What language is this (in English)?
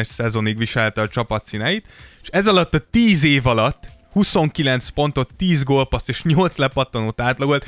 Hungarian